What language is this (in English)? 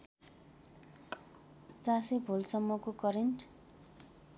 Nepali